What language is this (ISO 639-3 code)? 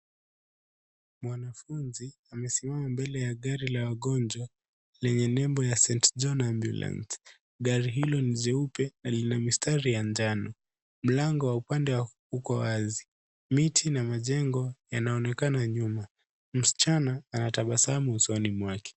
swa